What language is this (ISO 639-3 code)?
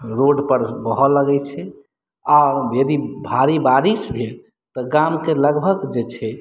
mai